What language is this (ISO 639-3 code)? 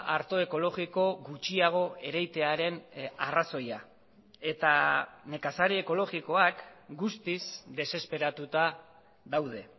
eus